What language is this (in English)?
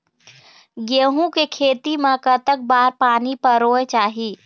Chhattisgarhi